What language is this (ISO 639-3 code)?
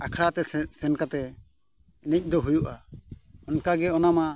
sat